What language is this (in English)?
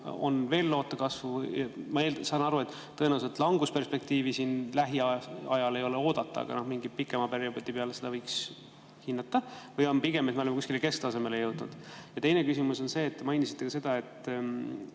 Estonian